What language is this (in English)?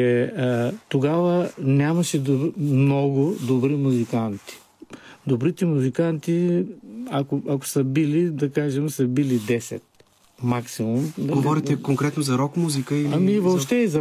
Bulgarian